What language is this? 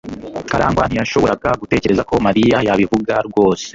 Kinyarwanda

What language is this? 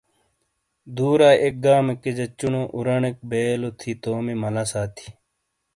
Shina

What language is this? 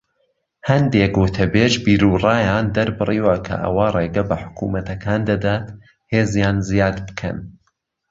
Central Kurdish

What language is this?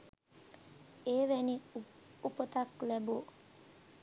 Sinhala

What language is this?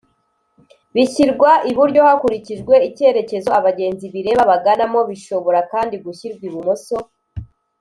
Kinyarwanda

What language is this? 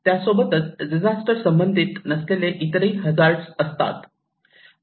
Marathi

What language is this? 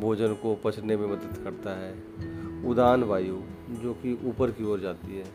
Hindi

